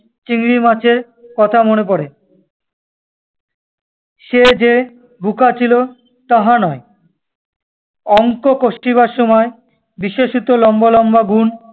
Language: Bangla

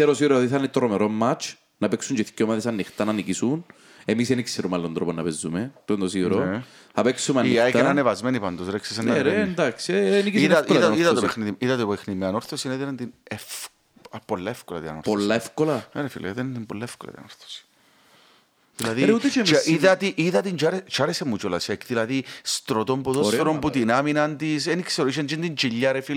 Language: Greek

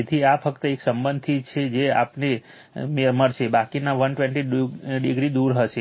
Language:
Gujarati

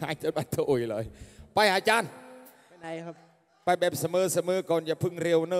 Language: Thai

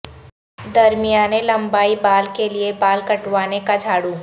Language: Urdu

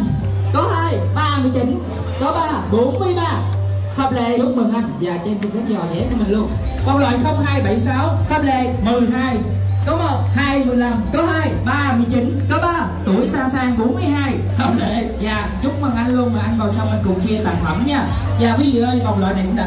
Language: Vietnamese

